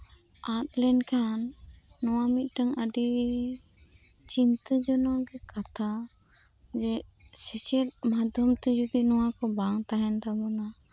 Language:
Santali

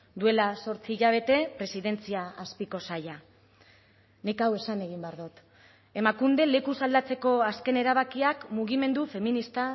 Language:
Basque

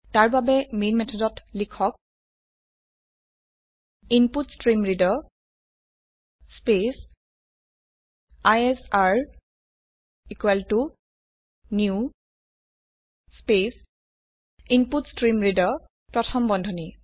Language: Assamese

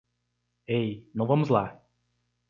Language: Portuguese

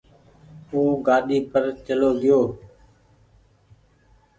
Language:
Goaria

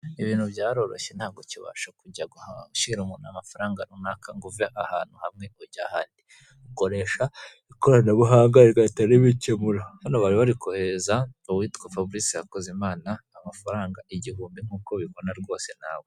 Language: Kinyarwanda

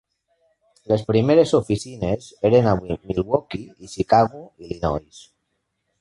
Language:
Catalan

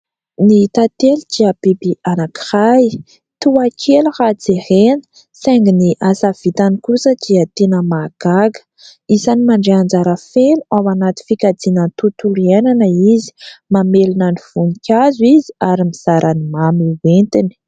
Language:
Malagasy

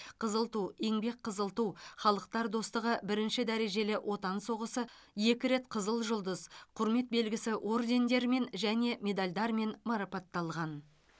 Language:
Kazakh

